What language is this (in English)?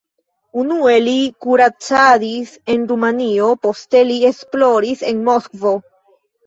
Esperanto